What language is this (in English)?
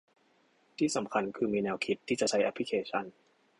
Thai